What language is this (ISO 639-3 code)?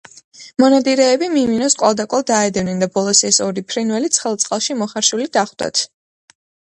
kat